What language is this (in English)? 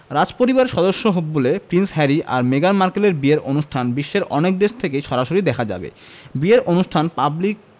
Bangla